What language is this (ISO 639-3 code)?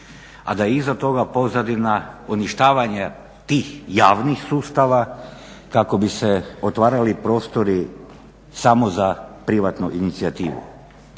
hrv